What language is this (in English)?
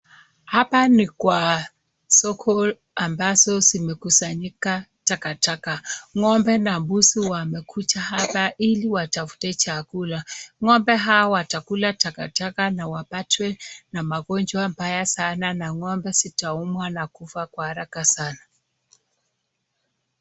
Swahili